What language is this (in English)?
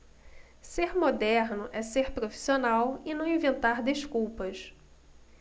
Portuguese